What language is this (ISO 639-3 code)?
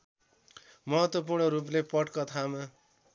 nep